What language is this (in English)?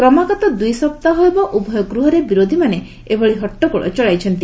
Odia